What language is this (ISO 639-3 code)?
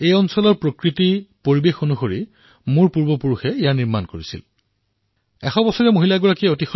asm